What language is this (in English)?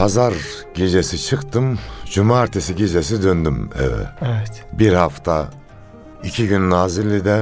Turkish